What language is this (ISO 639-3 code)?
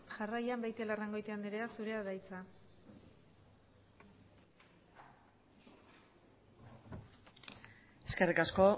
eus